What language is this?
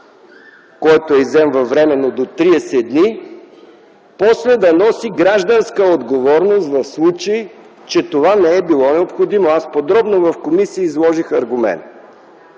Bulgarian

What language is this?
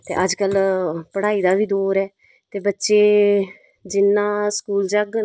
Dogri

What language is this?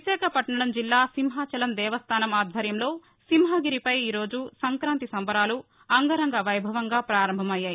Telugu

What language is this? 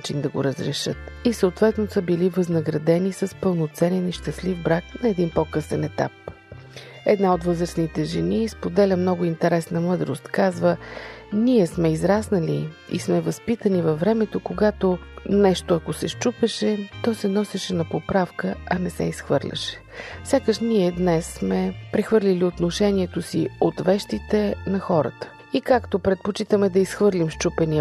Bulgarian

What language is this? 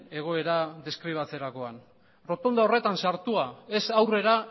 Basque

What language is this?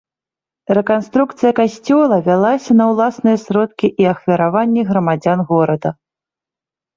Belarusian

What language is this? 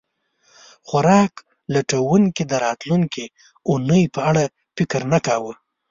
Pashto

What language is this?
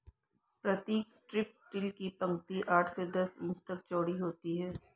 Hindi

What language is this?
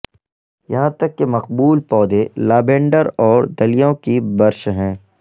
Urdu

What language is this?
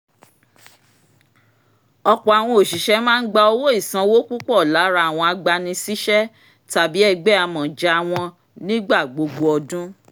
Yoruba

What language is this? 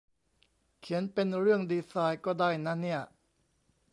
Thai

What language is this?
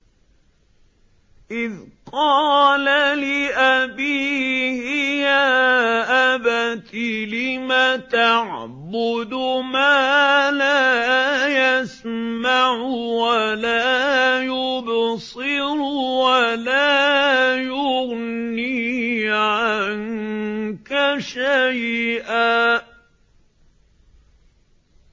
Arabic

